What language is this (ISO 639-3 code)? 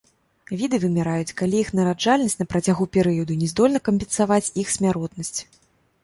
bel